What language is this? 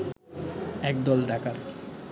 Bangla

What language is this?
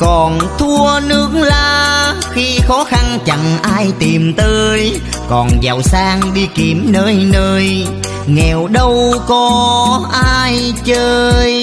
Vietnamese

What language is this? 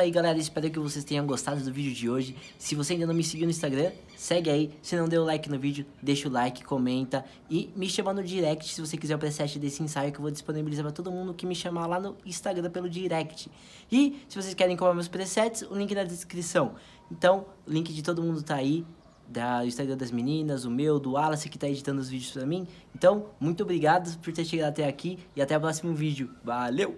Portuguese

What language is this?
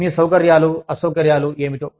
Telugu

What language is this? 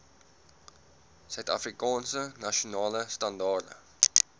Afrikaans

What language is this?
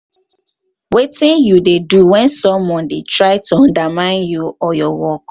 Nigerian Pidgin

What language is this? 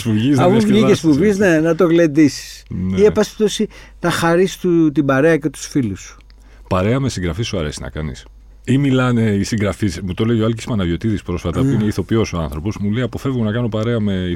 Greek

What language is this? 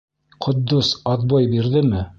Bashkir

